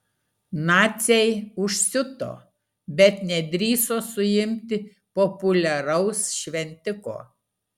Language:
Lithuanian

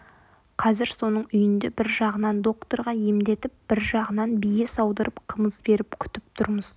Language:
Kazakh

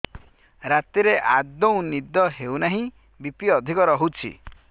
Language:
Odia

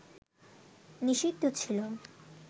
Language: Bangla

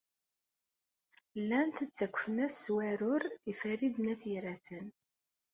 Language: Kabyle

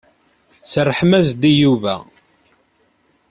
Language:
Kabyle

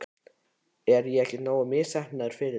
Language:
Icelandic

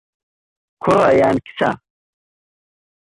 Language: Central Kurdish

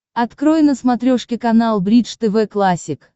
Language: Russian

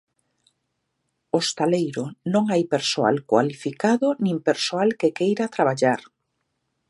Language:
Galician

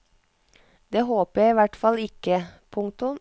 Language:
Norwegian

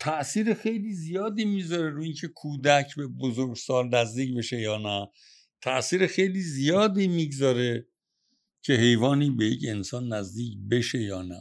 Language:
Persian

